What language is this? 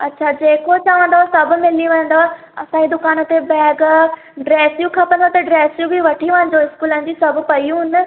Sindhi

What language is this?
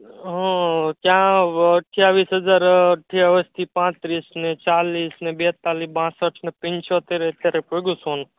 Gujarati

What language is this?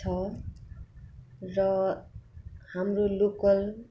Nepali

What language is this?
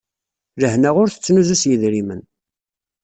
Kabyle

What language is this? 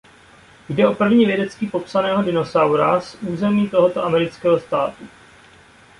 Czech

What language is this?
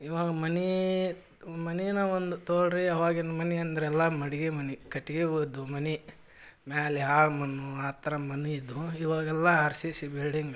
Kannada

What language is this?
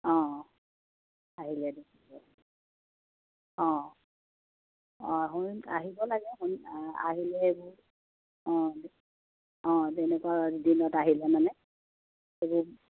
Assamese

